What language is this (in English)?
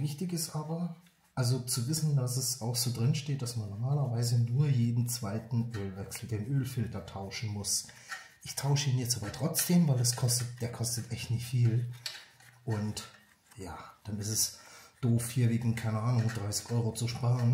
German